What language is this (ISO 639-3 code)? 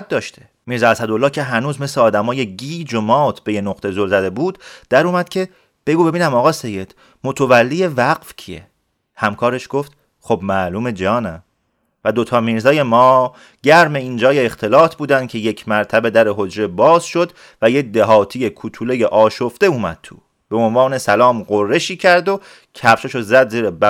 fas